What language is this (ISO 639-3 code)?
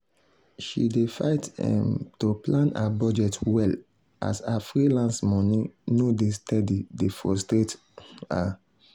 pcm